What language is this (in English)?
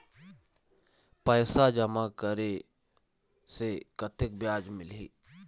Chhattisgarhi